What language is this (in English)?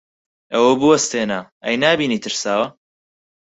Central Kurdish